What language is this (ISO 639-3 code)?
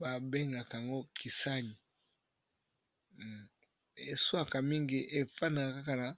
lin